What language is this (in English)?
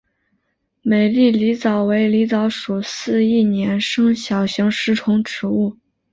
Chinese